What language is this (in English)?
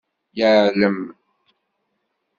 Kabyle